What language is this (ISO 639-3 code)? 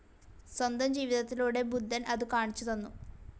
mal